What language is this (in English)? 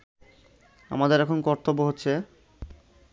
Bangla